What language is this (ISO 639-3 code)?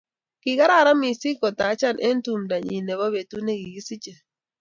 kln